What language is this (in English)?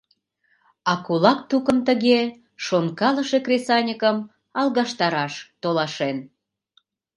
Mari